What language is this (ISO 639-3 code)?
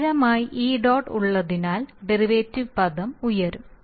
mal